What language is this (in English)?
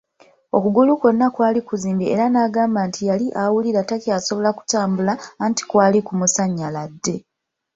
Ganda